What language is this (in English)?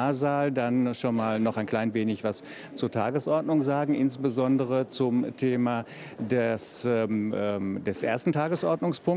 German